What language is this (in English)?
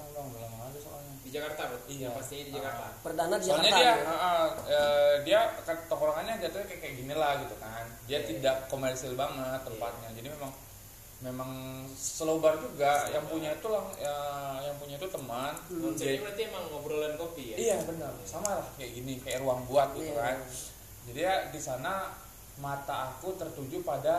Indonesian